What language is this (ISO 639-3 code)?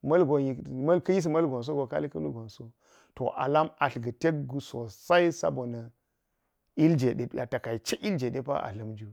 gyz